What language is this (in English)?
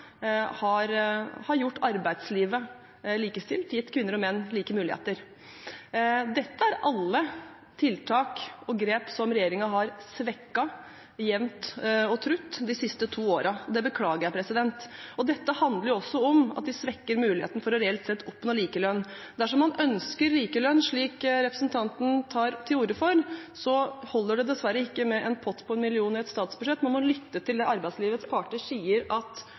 Norwegian Bokmål